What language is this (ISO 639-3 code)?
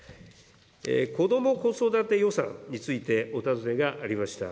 jpn